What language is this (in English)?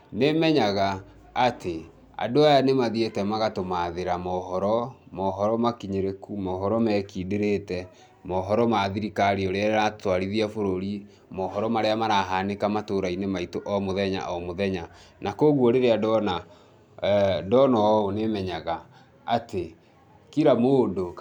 Kikuyu